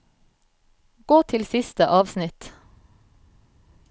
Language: Norwegian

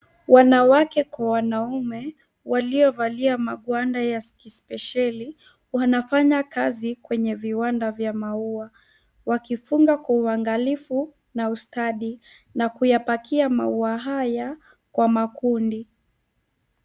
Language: Swahili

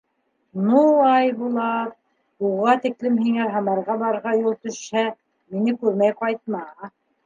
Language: Bashkir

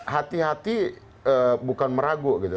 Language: Indonesian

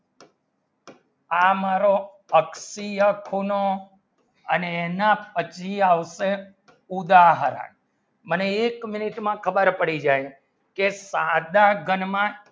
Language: Gujarati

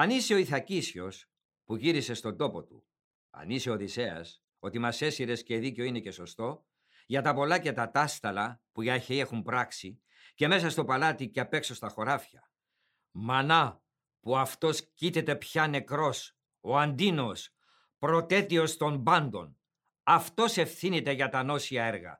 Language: Greek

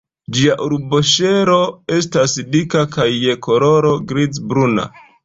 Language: Esperanto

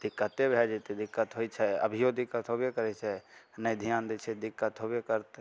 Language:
Maithili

